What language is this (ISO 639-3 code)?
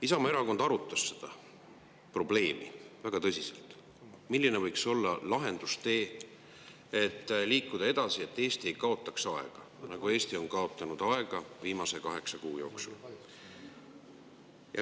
est